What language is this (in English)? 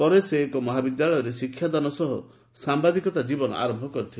Odia